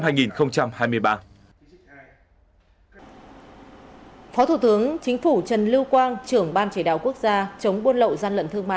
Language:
Vietnamese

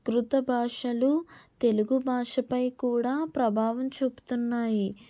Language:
Telugu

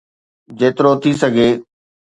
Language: Sindhi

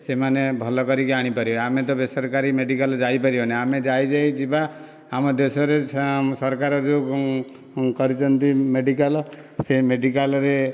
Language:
Odia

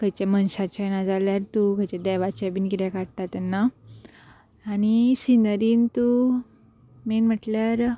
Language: Konkani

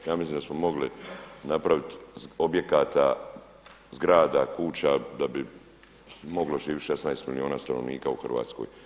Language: Croatian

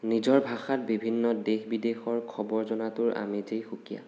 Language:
Assamese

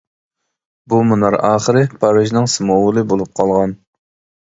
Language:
Uyghur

